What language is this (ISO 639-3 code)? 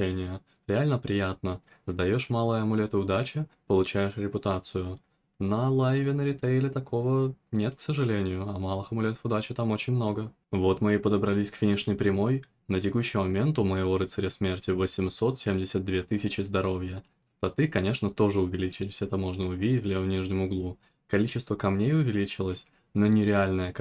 rus